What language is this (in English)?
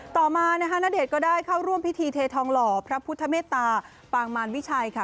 Thai